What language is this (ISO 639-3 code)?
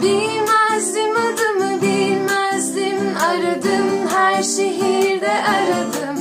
tur